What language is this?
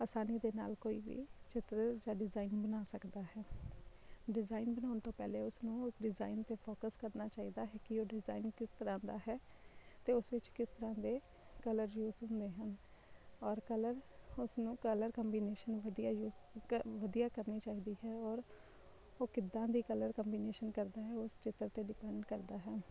Punjabi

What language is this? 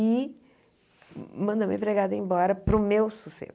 Portuguese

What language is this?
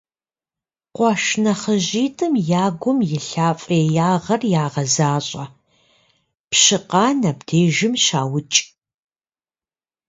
Kabardian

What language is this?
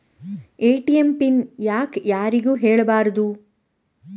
Kannada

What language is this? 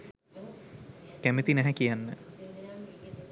Sinhala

